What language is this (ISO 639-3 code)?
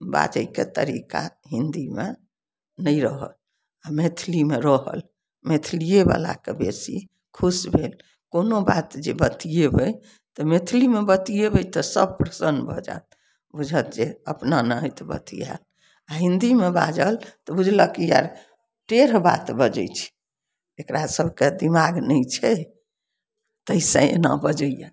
mai